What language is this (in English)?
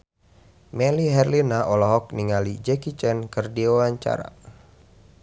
Sundanese